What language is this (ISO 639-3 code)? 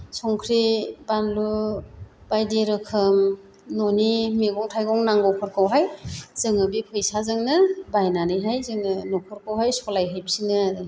brx